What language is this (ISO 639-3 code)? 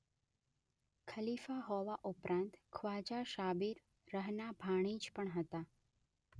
guj